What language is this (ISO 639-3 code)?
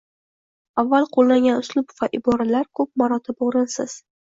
uzb